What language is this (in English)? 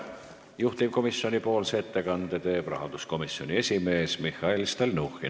Estonian